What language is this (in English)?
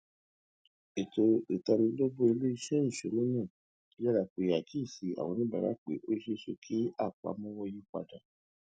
Yoruba